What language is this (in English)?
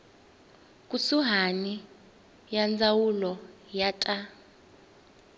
Tsonga